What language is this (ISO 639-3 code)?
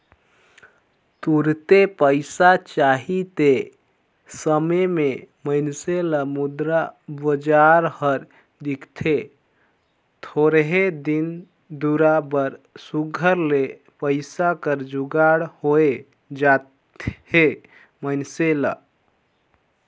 hne